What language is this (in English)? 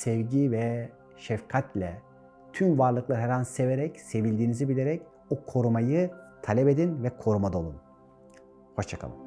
Turkish